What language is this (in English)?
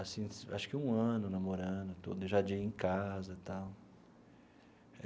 Portuguese